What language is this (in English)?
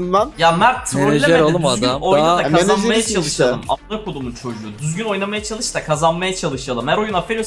Turkish